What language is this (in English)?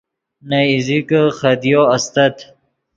Yidgha